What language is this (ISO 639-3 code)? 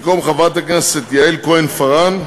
heb